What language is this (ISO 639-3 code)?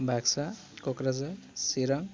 brx